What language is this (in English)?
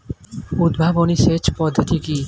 Bangla